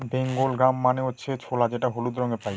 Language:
Bangla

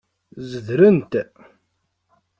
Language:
Kabyle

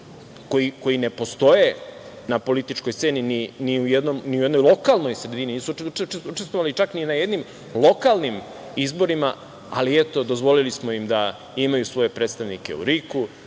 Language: Serbian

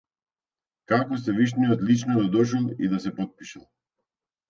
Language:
Macedonian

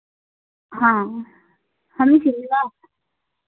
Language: Hindi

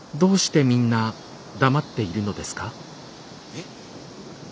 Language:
Japanese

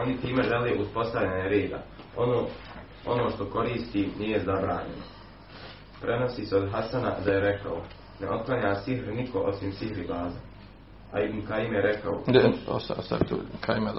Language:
Croatian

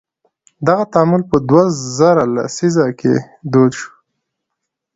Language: Pashto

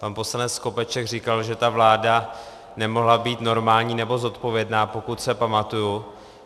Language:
Czech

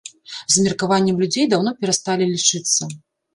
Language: Belarusian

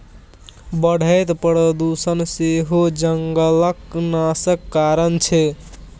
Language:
Maithili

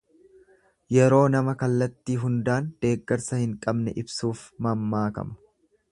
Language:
Oromo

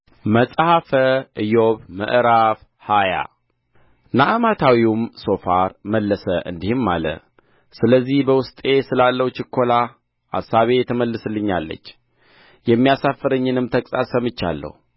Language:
Amharic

